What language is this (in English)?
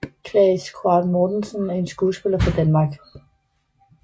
Danish